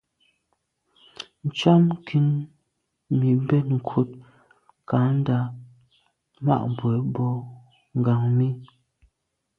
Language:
Medumba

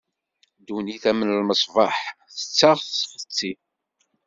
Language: Kabyle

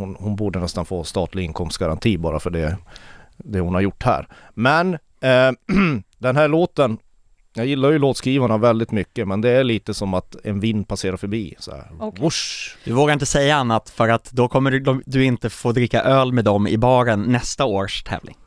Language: Swedish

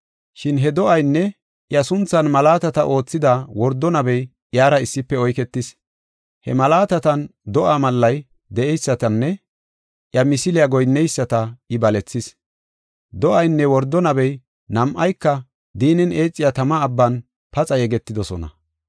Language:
Gofa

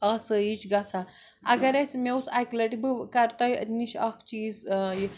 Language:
Kashmiri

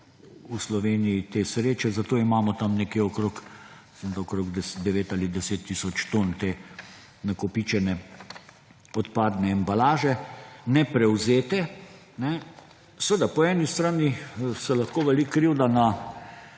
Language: Slovenian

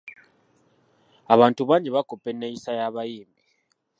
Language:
Ganda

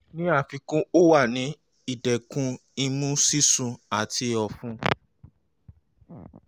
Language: Yoruba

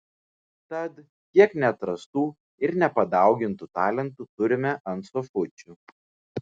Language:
Lithuanian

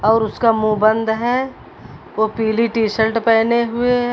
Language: Hindi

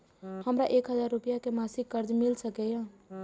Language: Maithili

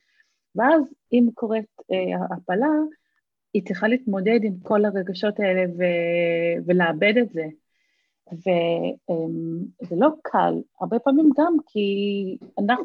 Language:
Hebrew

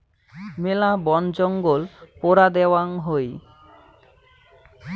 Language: Bangla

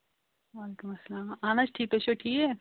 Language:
Kashmiri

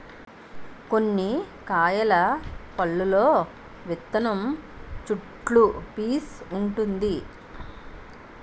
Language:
Telugu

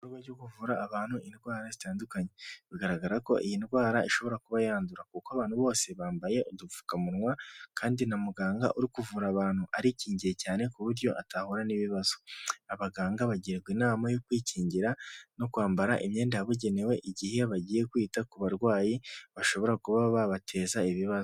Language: Kinyarwanda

